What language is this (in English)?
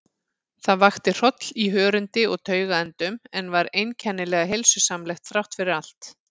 Icelandic